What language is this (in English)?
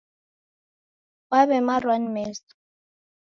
Taita